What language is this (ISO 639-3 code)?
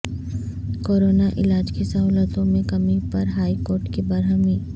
urd